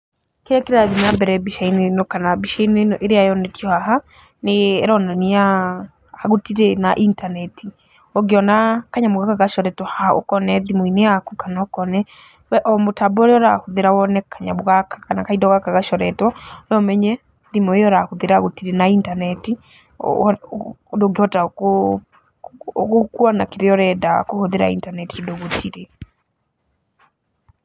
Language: Kikuyu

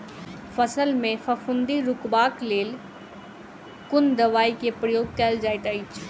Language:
Maithili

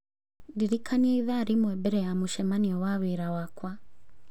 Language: Kikuyu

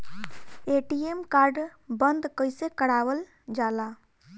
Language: Bhojpuri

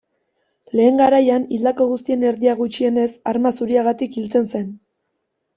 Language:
Basque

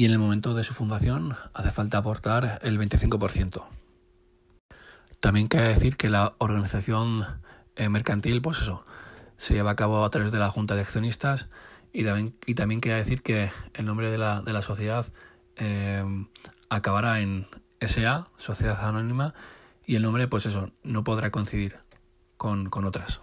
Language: Spanish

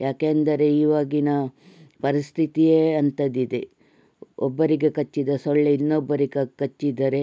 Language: Kannada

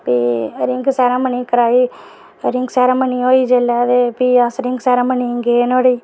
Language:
Dogri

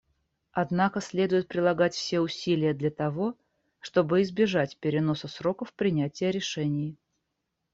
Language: Russian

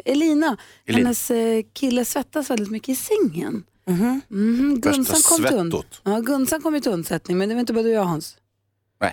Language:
Swedish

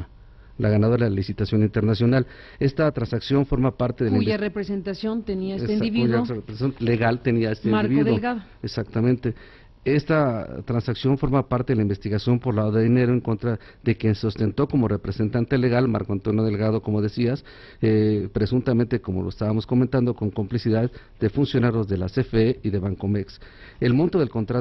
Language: Spanish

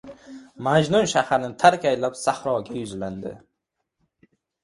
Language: Uzbek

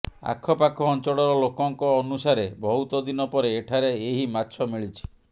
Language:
Odia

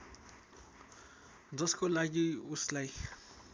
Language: Nepali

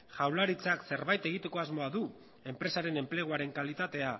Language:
Basque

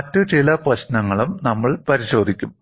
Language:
Malayalam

